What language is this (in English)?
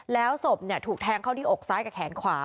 Thai